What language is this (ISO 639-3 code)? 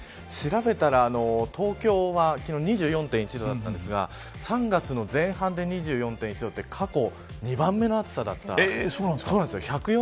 jpn